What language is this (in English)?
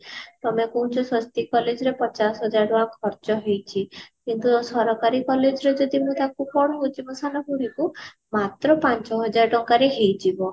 Odia